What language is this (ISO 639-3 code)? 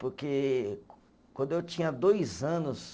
por